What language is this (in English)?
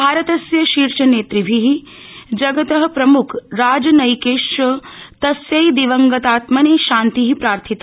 Sanskrit